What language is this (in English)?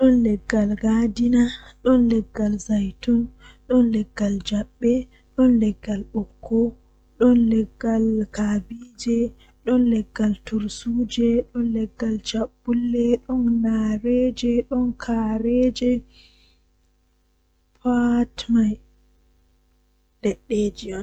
Western Niger Fulfulde